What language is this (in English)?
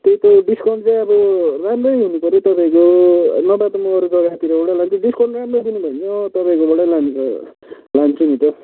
Nepali